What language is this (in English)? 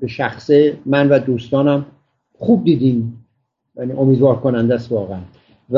Persian